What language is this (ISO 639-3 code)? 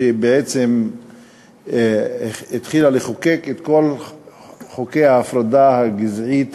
heb